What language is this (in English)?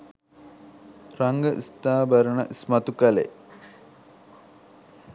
Sinhala